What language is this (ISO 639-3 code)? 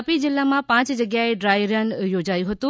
guj